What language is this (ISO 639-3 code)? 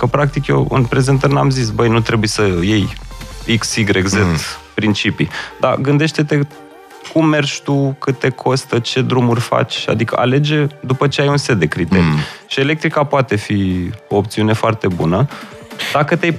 ron